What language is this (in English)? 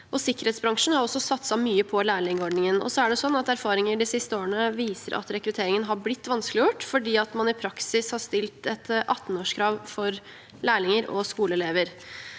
Norwegian